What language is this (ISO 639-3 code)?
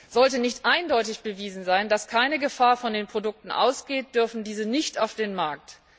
deu